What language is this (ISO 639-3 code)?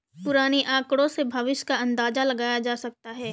hin